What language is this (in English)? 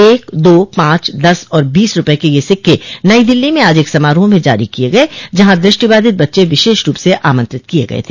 Hindi